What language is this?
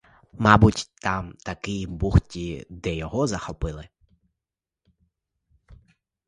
Ukrainian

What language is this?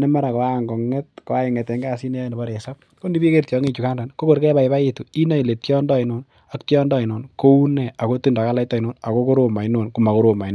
Kalenjin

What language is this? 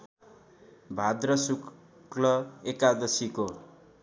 Nepali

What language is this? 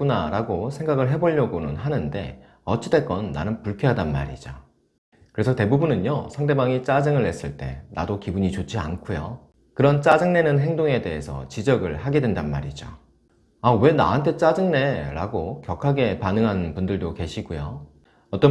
Korean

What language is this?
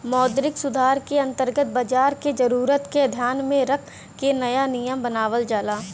Bhojpuri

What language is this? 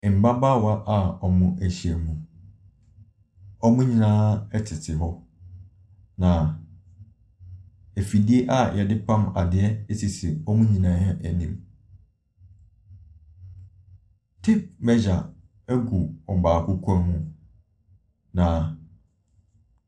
Akan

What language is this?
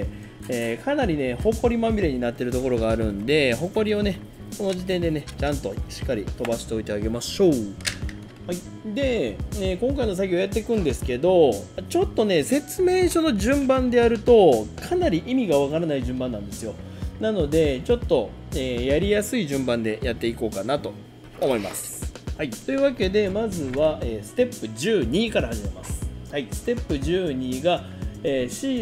Japanese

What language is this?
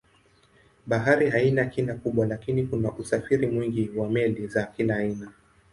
Swahili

